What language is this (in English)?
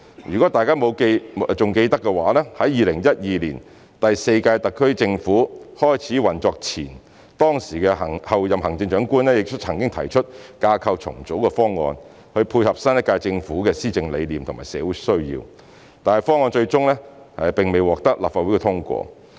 Cantonese